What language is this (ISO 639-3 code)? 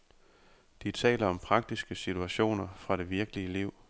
dan